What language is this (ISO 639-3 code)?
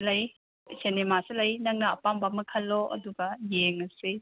mni